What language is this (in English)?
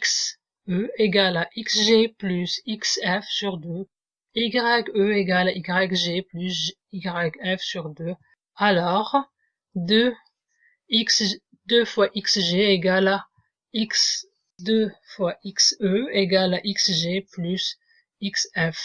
French